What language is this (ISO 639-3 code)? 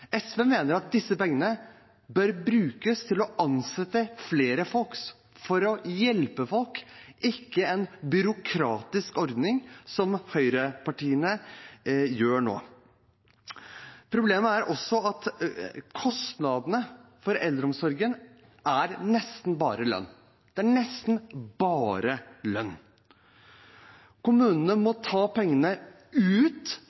nob